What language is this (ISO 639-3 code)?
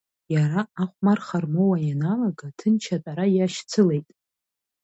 abk